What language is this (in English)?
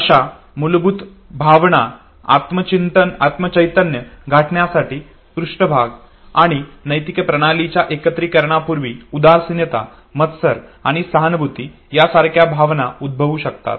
Marathi